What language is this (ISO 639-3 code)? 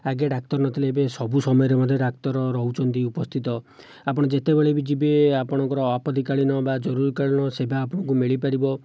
ori